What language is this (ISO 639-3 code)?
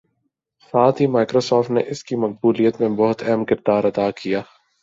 urd